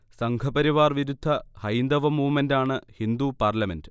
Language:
Malayalam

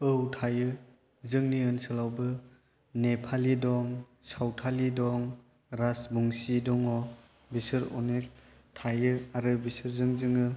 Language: Bodo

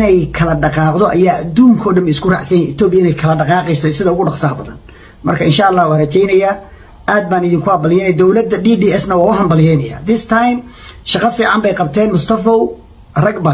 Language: Arabic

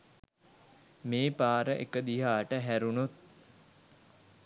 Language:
Sinhala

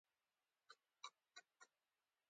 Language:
Pashto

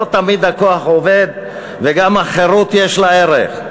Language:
Hebrew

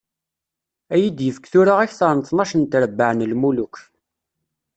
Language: Kabyle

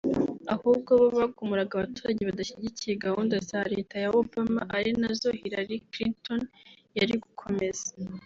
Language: Kinyarwanda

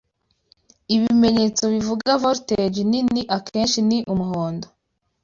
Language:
Kinyarwanda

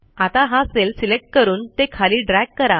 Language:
Marathi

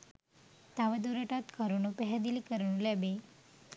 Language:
Sinhala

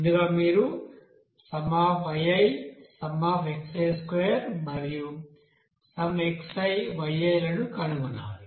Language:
Telugu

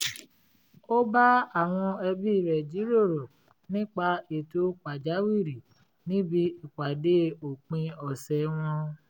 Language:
Yoruba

